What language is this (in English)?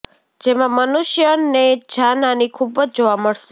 Gujarati